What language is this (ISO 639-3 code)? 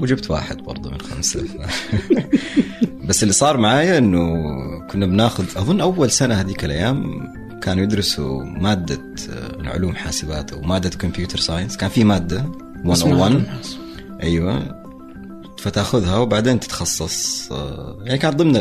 ara